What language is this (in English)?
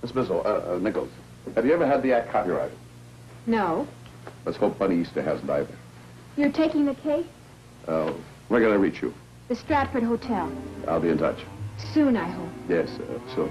English